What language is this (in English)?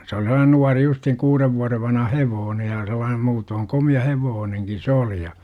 Finnish